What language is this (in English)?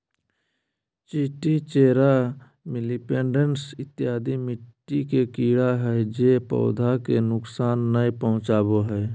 Magahi